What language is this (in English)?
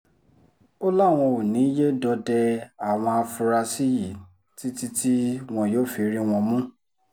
Yoruba